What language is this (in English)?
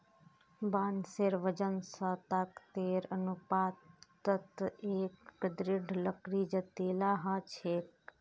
Magahi